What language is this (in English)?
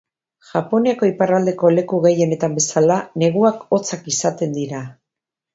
Basque